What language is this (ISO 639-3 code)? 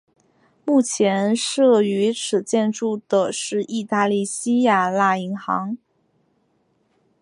zho